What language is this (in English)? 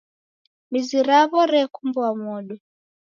Taita